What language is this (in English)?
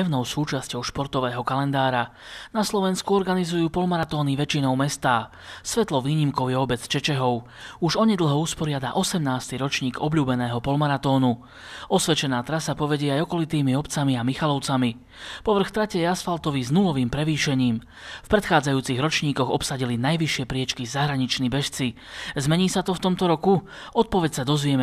Slovak